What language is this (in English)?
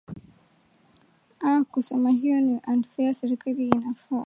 Swahili